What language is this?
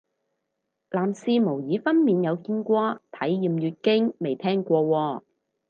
Cantonese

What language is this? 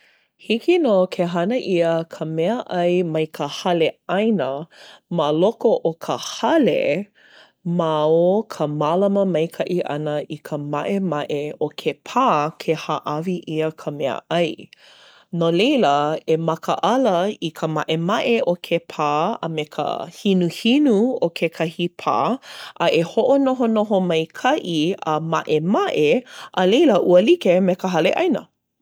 Hawaiian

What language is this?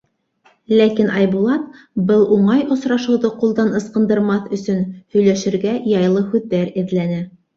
Bashkir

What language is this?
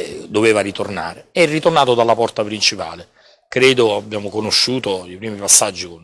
Italian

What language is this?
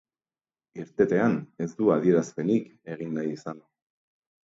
Basque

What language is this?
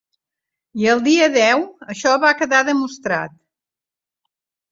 Catalan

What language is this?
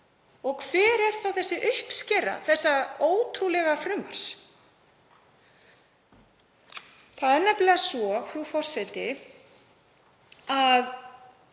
Icelandic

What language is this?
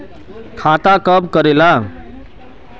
Magahi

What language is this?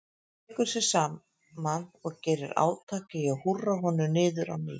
Icelandic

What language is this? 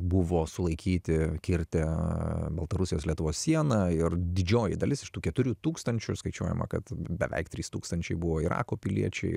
Lithuanian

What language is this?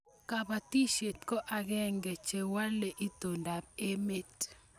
Kalenjin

